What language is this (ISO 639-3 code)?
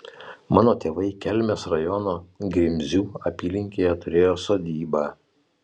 lit